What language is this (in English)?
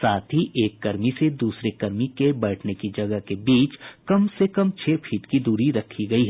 Hindi